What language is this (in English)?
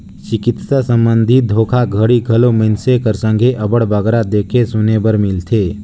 Chhattisgarhi